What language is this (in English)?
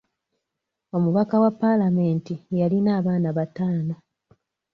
Ganda